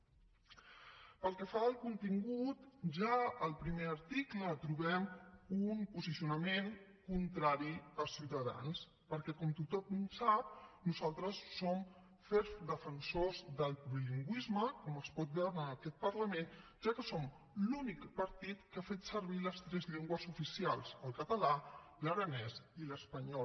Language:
Catalan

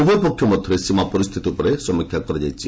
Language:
Odia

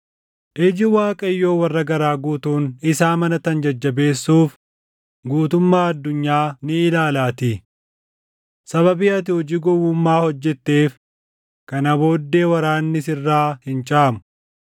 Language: Oromo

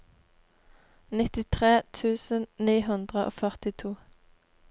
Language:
Norwegian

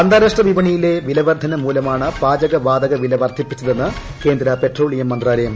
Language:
Malayalam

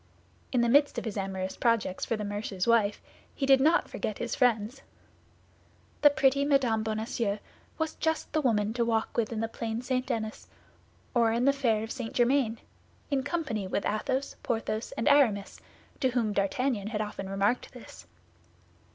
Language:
English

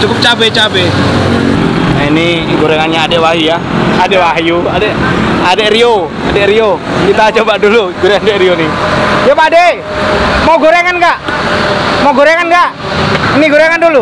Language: Indonesian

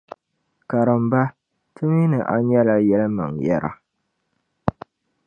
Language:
Dagbani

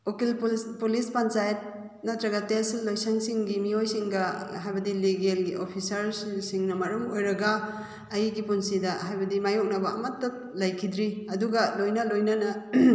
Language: Manipuri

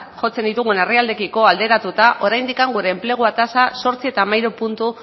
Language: Basque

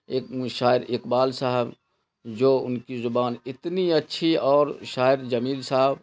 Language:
Urdu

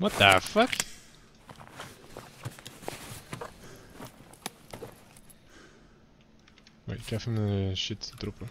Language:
Dutch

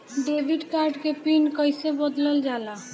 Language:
Bhojpuri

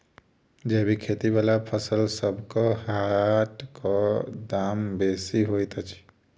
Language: Maithili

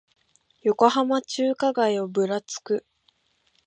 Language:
Japanese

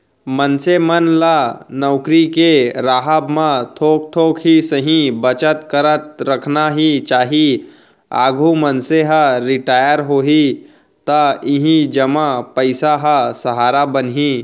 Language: Chhattisgarhi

